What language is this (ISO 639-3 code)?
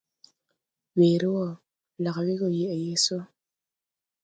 tui